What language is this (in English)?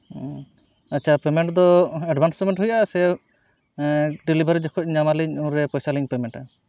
Santali